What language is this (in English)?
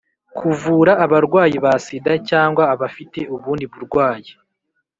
Kinyarwanda